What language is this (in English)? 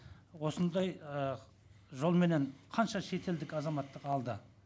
Kazakh